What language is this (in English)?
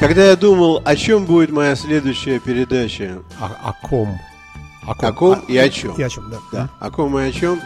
Russian